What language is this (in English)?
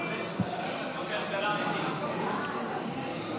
Hebrew